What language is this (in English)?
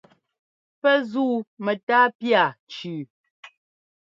Ngomba